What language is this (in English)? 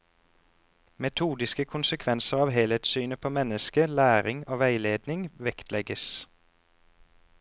Norwegian